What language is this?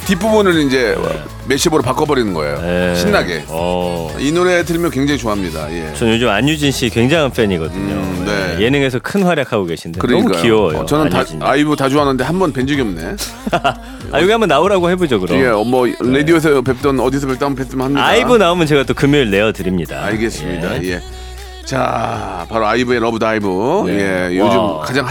Korean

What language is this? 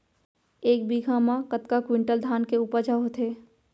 Chhattisgarhi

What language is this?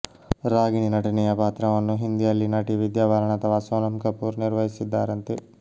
Kannada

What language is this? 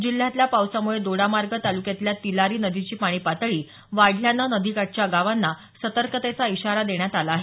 Marathi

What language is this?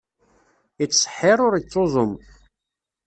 Kabyle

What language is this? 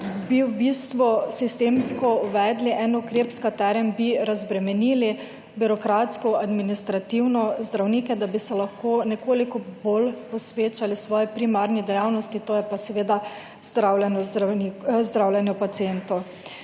Slovenian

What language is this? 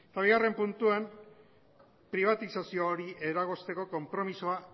Basque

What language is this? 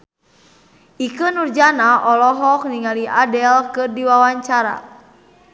Sundanese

